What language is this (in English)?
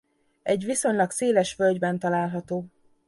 Hungarian